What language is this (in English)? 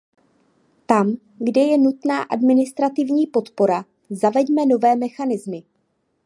Czech